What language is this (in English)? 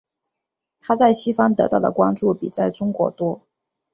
Chinese